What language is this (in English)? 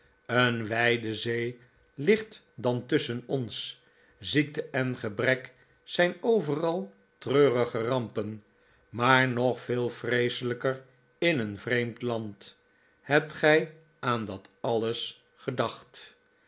Dutch